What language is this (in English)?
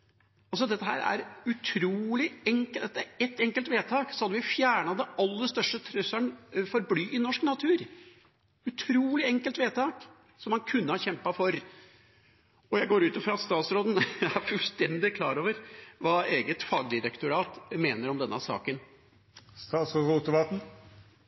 Norwegian Bokmål